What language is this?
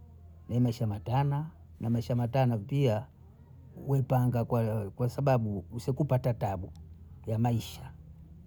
Bondei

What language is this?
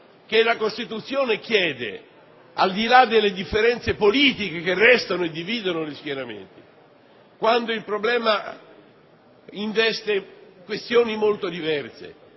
Italian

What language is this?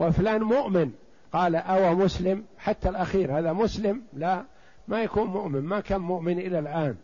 Arabic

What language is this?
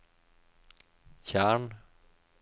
Norwegian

